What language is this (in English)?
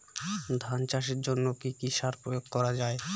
Bangla